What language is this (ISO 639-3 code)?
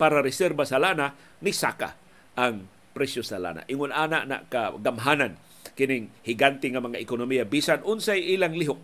fil